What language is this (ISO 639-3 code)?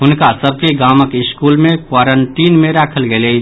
mai